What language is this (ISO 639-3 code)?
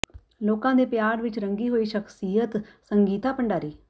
pan